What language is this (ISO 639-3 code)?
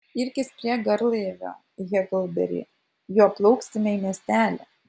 lit